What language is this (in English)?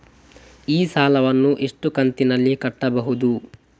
Kannada